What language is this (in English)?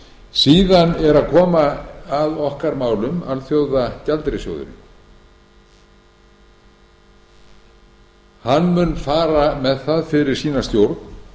Icelandic